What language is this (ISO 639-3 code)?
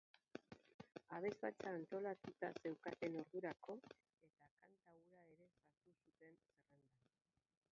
eus